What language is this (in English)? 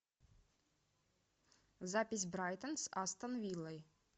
Russian